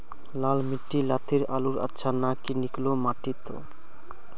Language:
Magahi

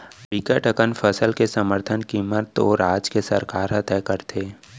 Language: Chhattisgarhi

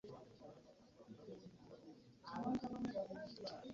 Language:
Ganda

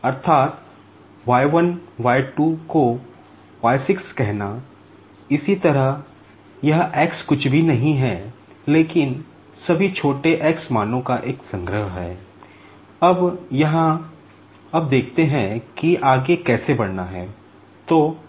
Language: Hindi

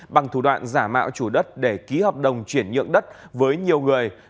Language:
Vietnamese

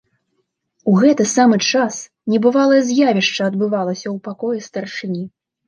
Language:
Belarusian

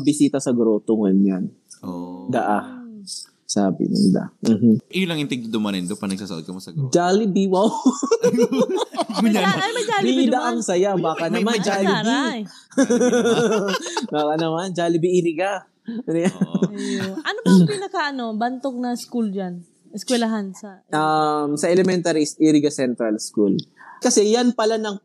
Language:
Filipino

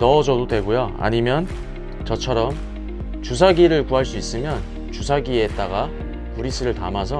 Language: Korean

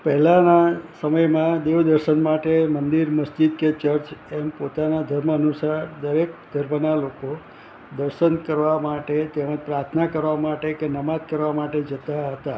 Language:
Gujarati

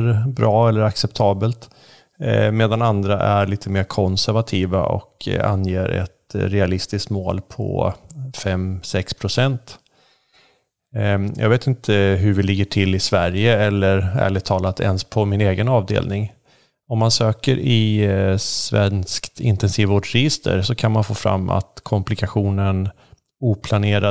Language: Swedish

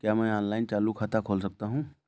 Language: Hindi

